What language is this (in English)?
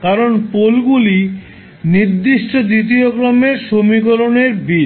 Bangla